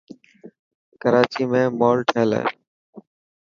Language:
Dhatki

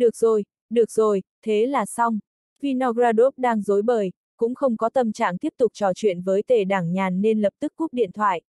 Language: Vietnamese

